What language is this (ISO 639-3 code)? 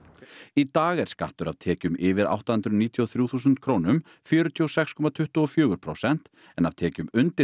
isl